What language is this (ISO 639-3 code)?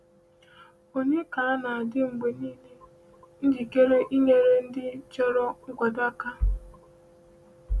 ibo